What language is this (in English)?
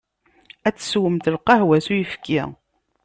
Kabyle